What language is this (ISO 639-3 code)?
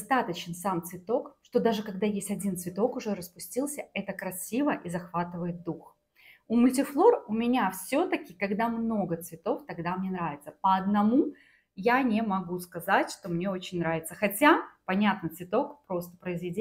rus